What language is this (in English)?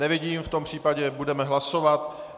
Czech